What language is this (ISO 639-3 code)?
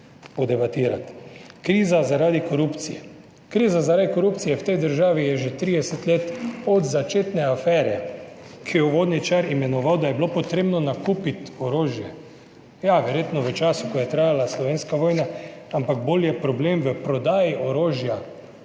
slv